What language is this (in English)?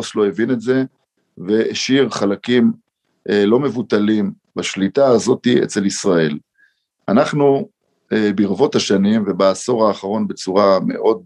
Hebrew